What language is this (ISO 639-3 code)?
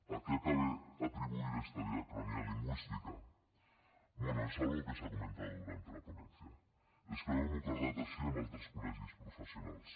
cat